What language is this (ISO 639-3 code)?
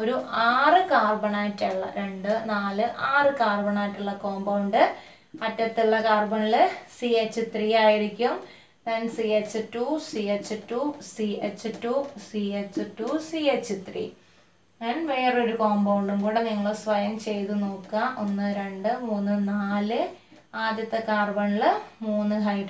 tur